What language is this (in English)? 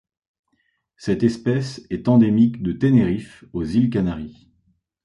French